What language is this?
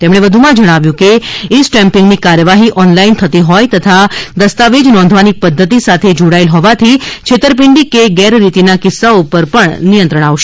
Gujarati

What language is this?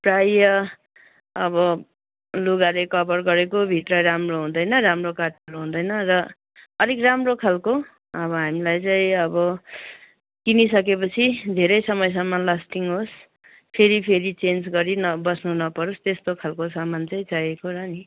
Nepali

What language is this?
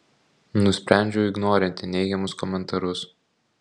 Lithuanian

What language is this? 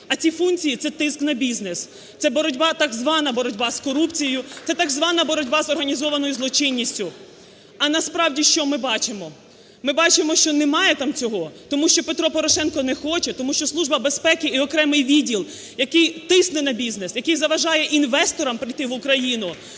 Ukrainian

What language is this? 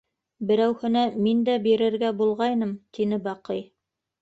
Bashkir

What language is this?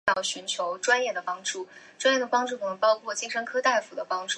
Chinese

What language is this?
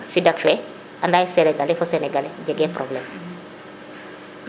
Serer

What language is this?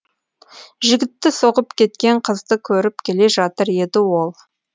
Kazakh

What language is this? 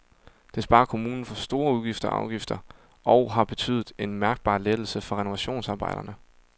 Danish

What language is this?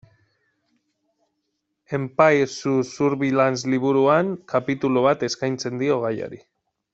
Basque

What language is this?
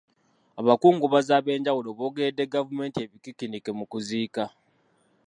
Ganda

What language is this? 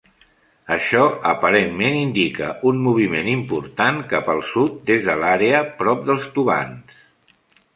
Catalan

